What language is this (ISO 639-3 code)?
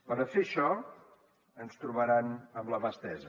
cat